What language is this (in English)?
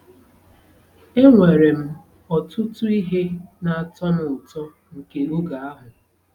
Igbo